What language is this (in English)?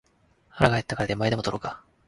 Japanese